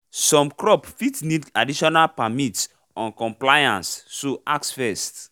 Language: Nigerian Pidgin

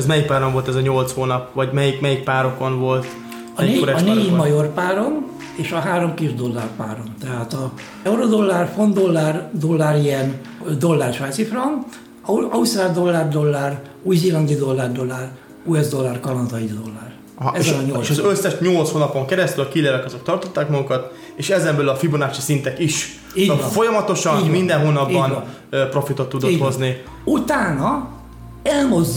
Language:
Hungarian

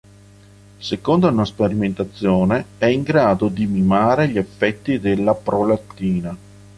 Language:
Italian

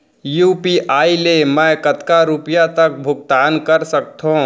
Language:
Chhattisgarhi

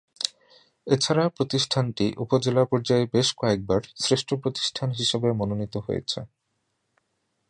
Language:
Bangla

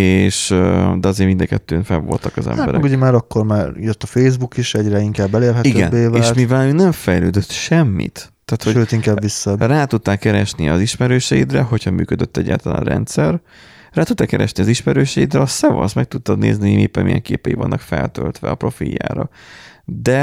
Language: Hungarian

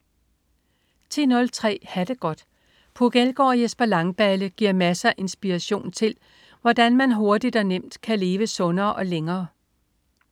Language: Danish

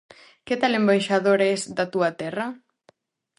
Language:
Galician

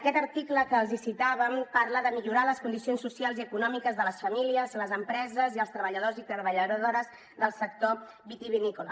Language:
Catalan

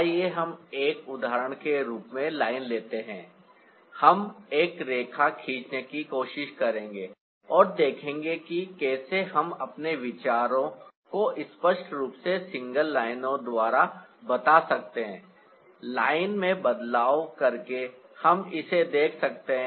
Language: Hindi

